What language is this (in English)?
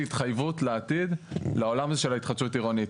Hebrew